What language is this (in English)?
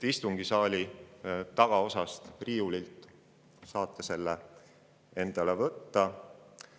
Estonian